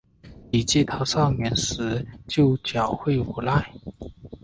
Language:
Chinese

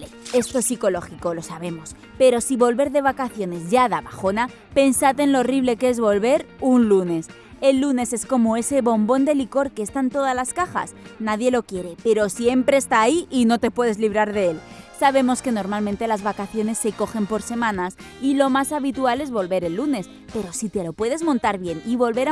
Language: Spanish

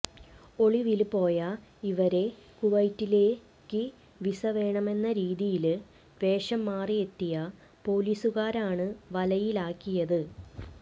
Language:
Malayalam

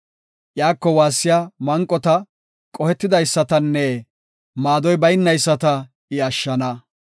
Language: Gofa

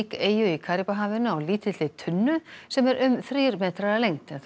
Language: Icelandic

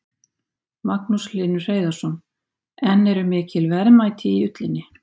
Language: Icelandic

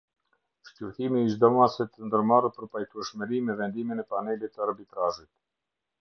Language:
Albanian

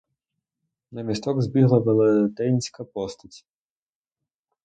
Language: Ukrainian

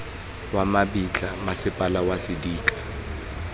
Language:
Tswana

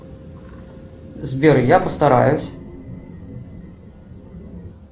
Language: Russian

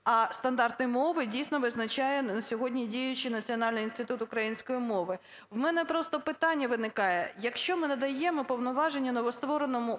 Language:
Ukrainian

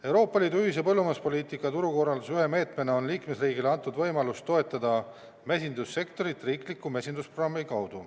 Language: Estonian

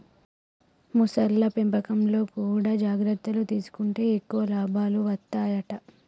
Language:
Telugu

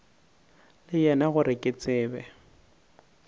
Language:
Northern Sotho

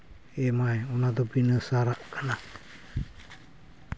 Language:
Santali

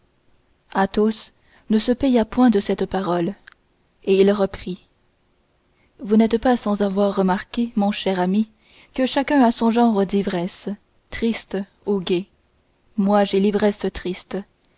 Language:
French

